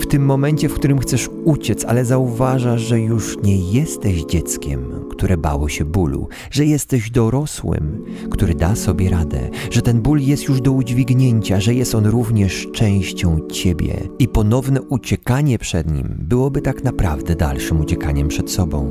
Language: Polish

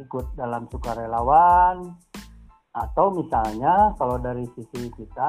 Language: Indonesian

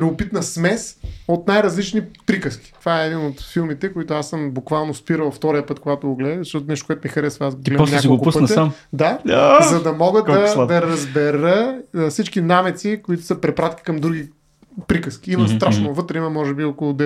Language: Bulgarian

